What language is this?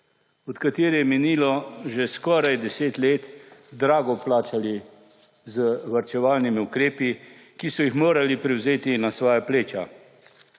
Slovenian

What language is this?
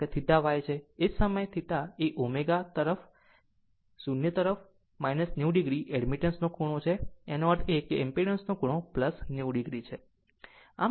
Gujarati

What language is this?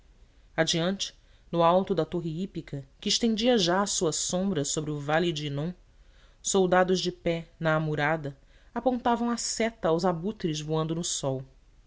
Portuguese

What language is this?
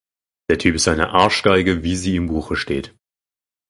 German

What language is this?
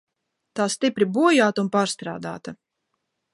Latvian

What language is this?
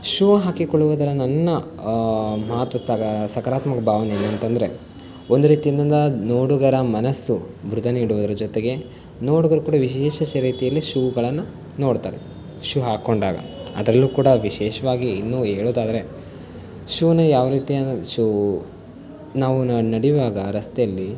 Kannada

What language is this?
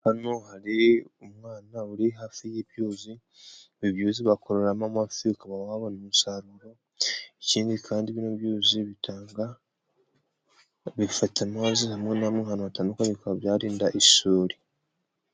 Kinyarwanda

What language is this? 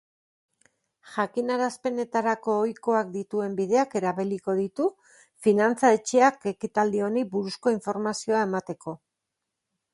Basque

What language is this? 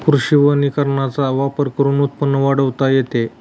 Marathi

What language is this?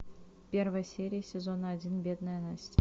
Russian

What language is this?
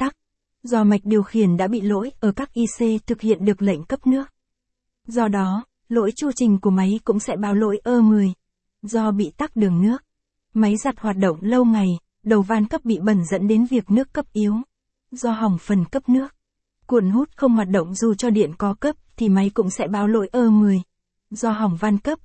Vietnamese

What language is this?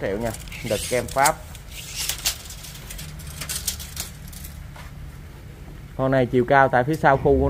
Vietnamese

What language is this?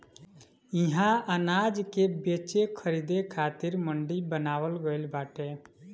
Bhojpuri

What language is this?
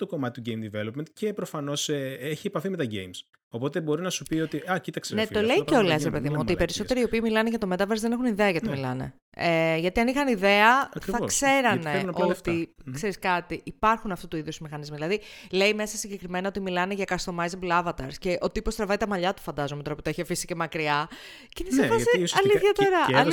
Greek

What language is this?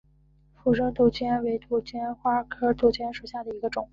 Chinese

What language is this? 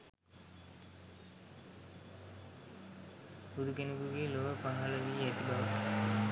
Sinhala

